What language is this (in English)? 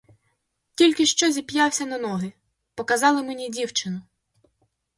Ukrainian